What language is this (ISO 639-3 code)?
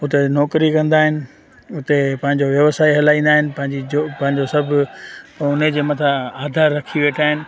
snd